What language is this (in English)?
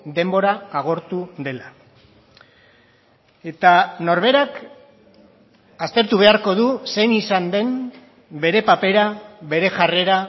Basque